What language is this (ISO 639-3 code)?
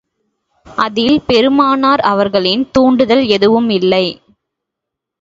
tam